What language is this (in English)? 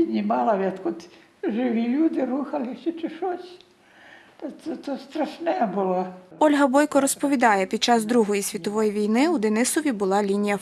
Ukrainian